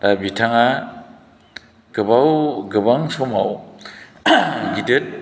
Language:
Bodo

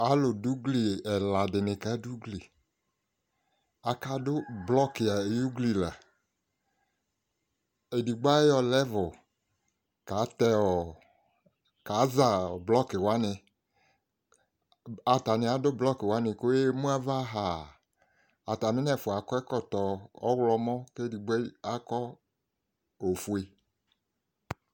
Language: Ikposo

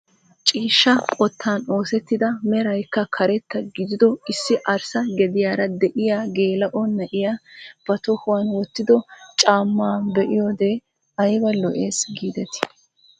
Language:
Wolaytta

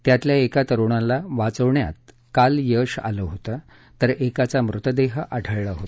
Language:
Marathi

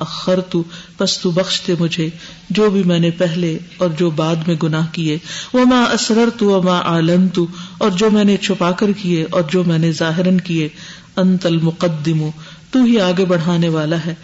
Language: Urdu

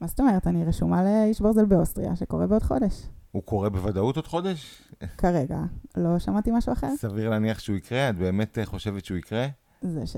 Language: Hebrew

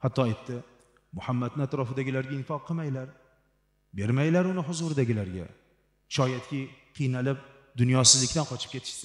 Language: Arabic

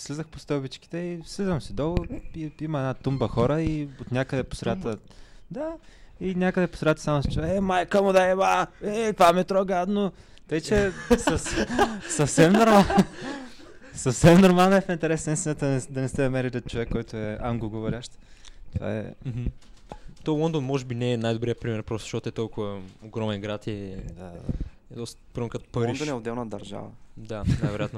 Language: Bulgarian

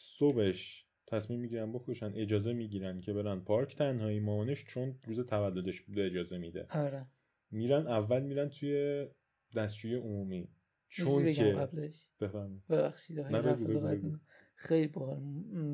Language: Persian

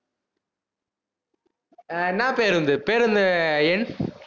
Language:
Tamil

